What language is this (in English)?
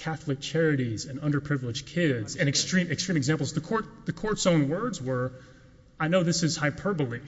English